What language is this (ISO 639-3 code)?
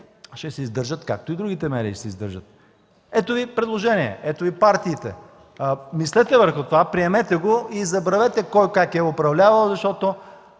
bul